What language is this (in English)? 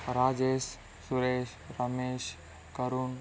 Telugu